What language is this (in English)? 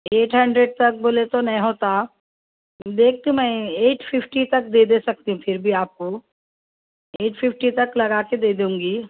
Urdu